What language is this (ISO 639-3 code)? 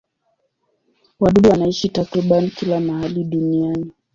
swa